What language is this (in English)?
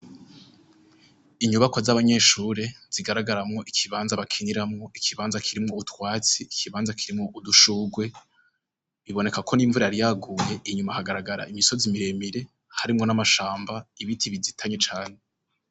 Rundi